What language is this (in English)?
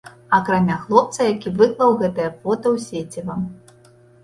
Belarusian